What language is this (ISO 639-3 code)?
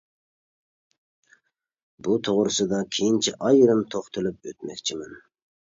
uig